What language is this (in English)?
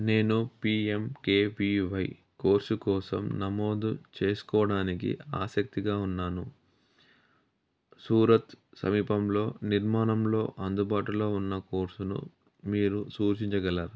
Telugu